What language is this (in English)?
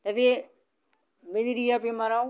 Bodo